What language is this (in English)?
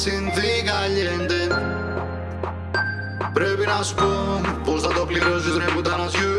Greek